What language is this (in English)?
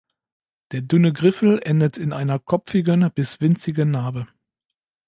German